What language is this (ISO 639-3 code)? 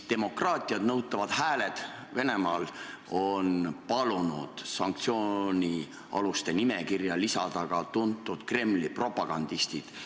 est